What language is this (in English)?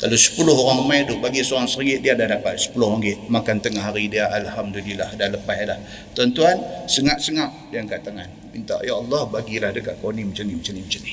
Malay